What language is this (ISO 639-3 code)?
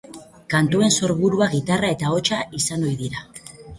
eus